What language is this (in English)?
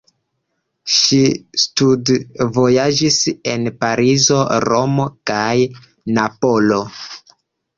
Esperanto